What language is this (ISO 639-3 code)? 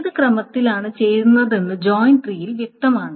mal